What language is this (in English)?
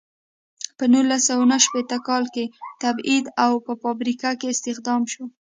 Pashto